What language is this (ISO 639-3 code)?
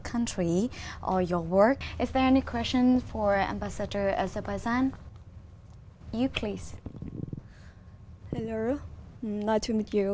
vie